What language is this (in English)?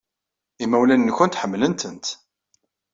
Kabyle